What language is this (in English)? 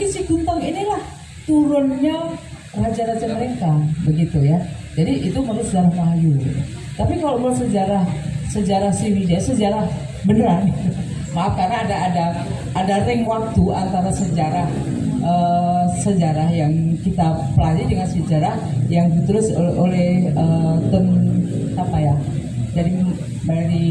Indonesian